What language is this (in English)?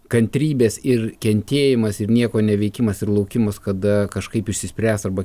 Lithuanian